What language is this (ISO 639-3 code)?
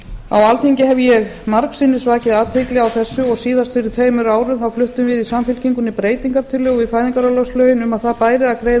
isl